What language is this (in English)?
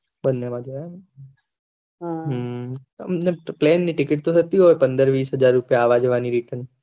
Gujarati